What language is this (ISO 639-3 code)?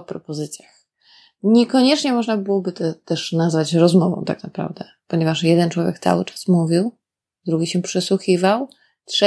pol